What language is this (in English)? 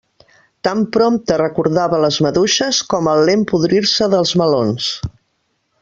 Catalan